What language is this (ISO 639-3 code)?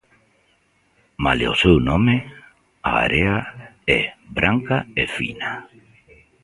glg